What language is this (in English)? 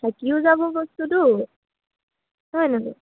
Assamese